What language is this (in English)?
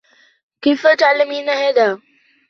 Arabic